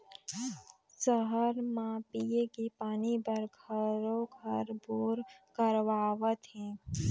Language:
Chhattisgarhi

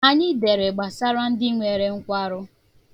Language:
Igbo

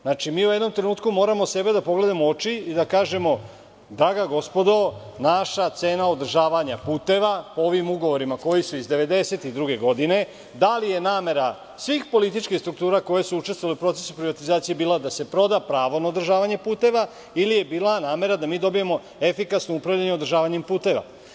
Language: Serbian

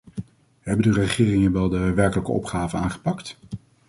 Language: Dutch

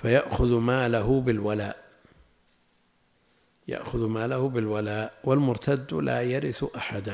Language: Arabic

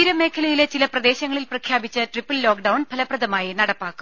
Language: Malayalam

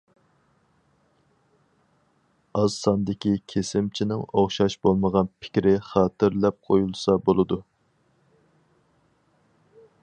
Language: Uyghur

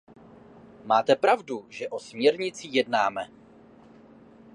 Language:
Czech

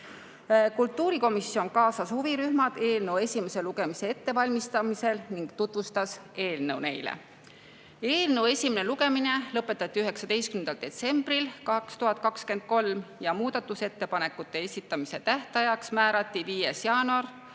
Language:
Estonian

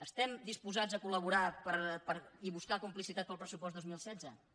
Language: Catalan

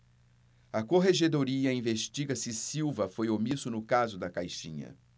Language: Portuguese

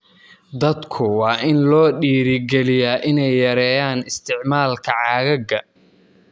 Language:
Somali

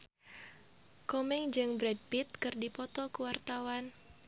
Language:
Sundanese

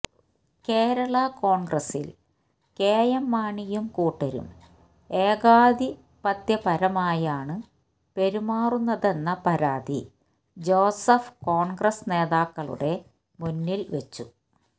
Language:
Malayalam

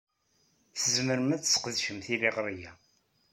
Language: Kabyle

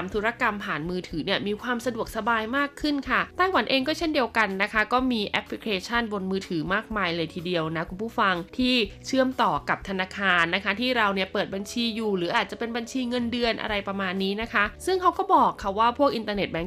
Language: Thai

